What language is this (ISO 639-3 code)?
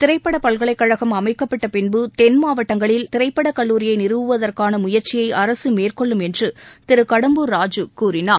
tam